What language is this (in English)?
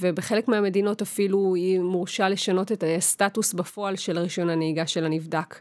Hebrew